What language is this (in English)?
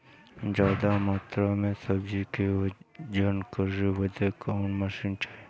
Bhojpuri